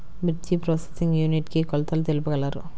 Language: Telugu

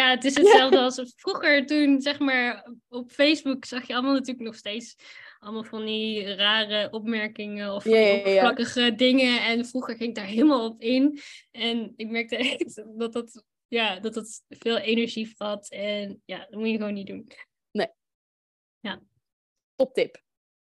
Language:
Dutch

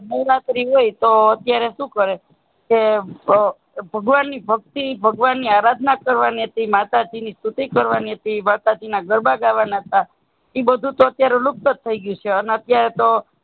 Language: Gujarati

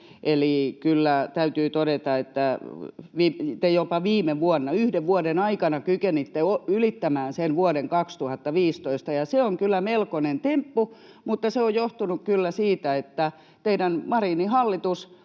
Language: Finnish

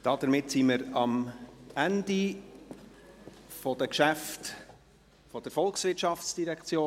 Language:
Swiss German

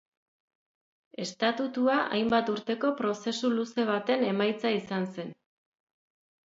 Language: Basque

